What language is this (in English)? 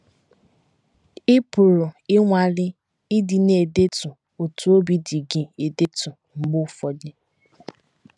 Igbo